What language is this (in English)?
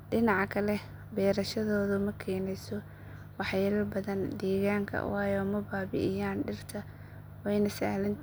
Somali